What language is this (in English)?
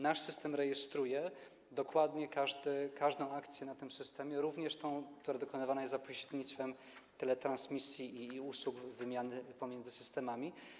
Polish